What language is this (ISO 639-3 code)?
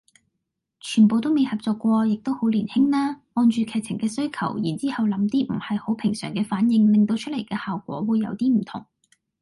yue